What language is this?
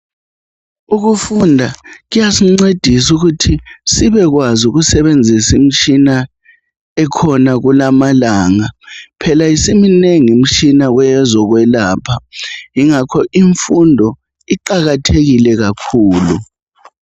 North Ndebele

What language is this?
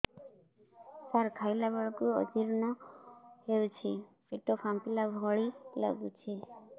Odia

